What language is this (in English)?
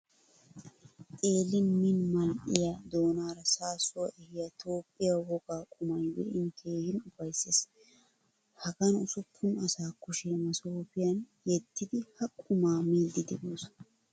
Wolaytta